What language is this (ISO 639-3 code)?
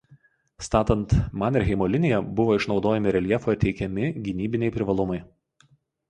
lit